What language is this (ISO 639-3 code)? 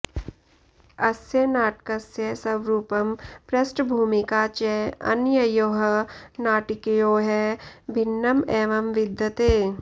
san